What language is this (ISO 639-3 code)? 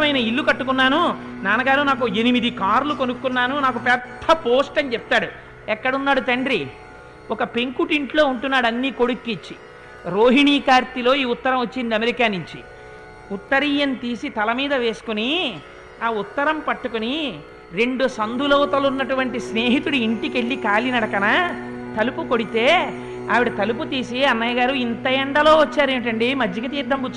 tel